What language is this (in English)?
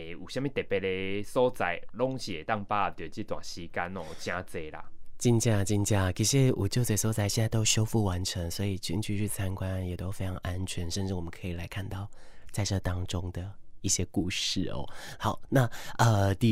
Chinese